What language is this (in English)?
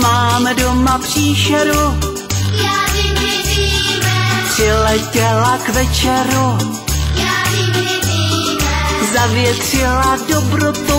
Czech